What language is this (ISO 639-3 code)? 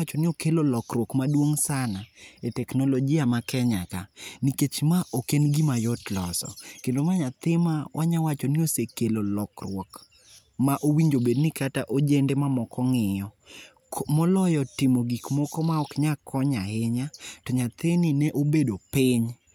luo